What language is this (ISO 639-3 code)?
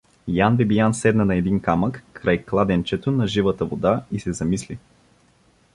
bul